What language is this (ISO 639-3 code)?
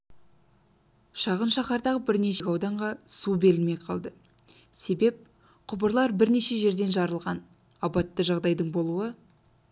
kaz